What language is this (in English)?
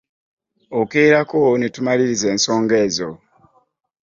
Ganda